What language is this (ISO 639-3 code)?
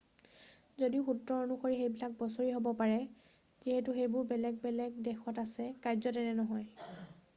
asm